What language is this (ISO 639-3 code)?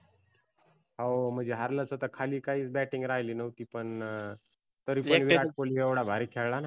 mar